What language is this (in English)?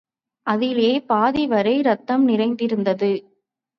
Tamil